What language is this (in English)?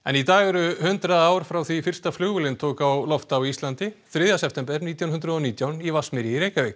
Icelandic